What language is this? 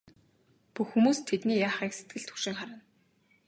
Mongolian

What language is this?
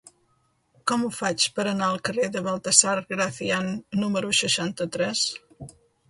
Catalan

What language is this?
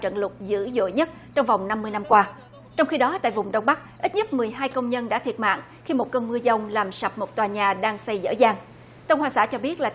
Vietnamese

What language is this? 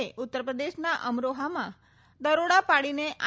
Gujarati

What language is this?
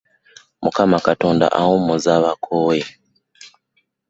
Ganda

